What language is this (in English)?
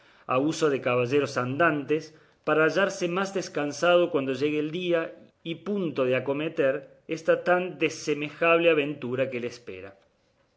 Spanish